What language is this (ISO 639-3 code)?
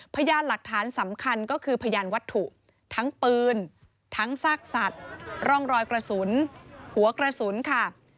tha